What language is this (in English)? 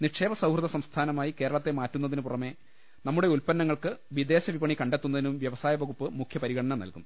Malayalam